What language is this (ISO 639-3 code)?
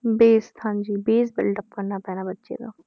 pan